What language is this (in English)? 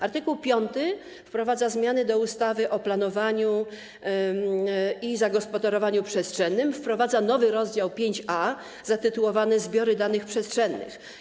Polish